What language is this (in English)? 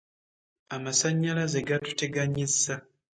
Ganda